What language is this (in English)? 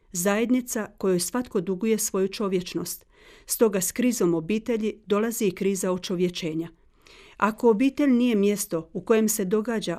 Croatian